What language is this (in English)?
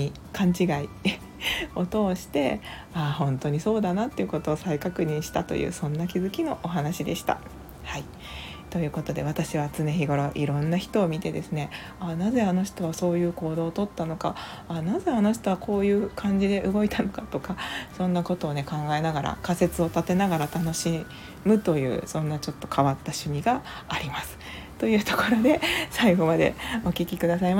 Japanese